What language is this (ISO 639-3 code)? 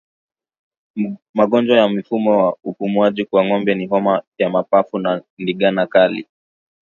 swa